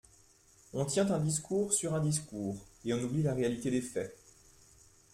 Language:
French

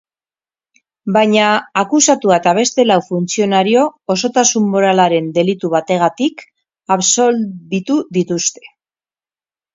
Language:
Basque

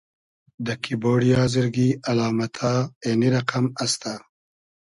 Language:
Hazaragi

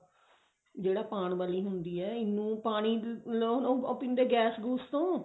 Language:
Punjabi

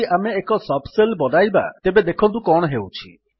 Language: Odia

